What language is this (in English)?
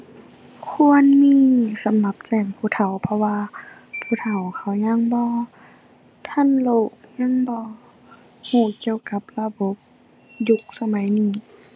Thai